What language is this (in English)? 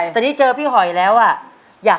Thai